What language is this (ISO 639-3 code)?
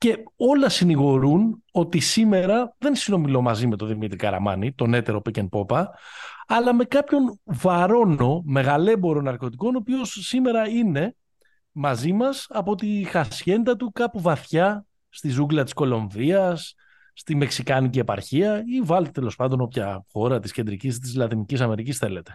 ell